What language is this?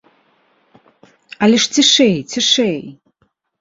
Belarusian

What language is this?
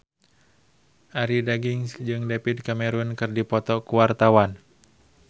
Sundanese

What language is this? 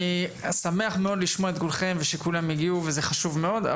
Hebrew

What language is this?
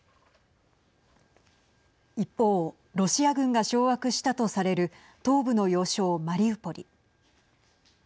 Japanese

